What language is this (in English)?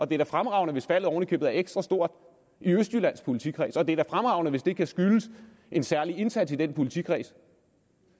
Danish